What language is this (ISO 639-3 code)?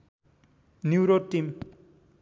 nep